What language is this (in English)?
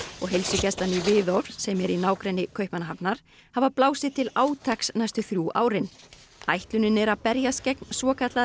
Icelandic